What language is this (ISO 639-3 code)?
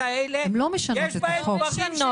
heb